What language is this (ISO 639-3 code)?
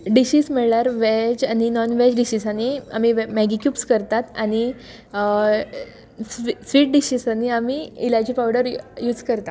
kok